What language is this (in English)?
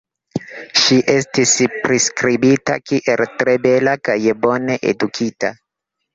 Esperanto